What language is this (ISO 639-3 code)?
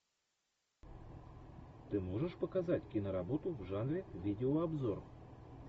rus